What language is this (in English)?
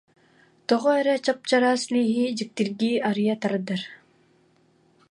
Yakut